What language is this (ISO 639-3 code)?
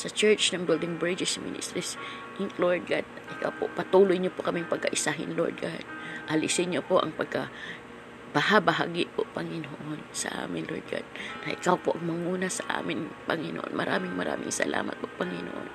fil